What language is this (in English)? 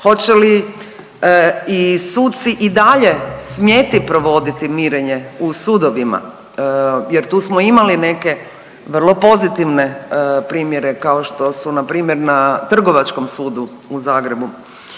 Croatian